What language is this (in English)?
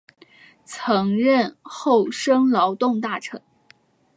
Chinese